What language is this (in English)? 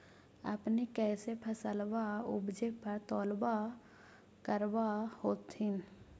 Magahi